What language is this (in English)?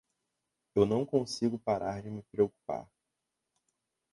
Portuguese